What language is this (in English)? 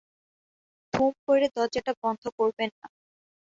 Bangla